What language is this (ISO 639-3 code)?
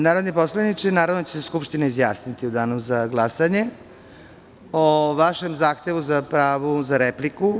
srp